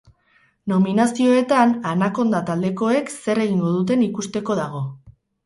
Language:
Basque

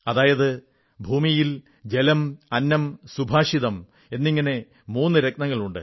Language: Malayalam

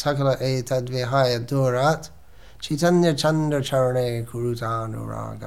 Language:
Hindi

